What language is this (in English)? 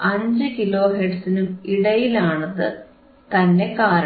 Malayalam